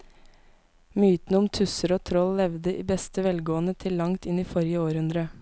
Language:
Norwegian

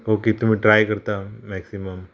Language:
Konkani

